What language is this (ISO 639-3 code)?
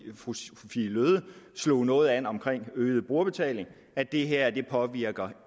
dan